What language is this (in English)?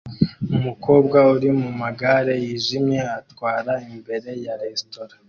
Kinyarwanda